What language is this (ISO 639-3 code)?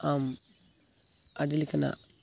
sat